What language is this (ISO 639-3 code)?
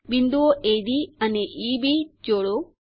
guj